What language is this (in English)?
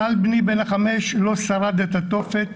Hebrew